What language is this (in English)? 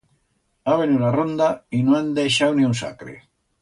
Aragonese